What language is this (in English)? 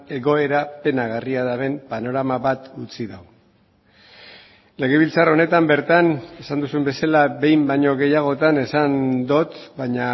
Basque